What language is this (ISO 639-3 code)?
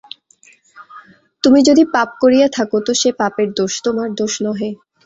ben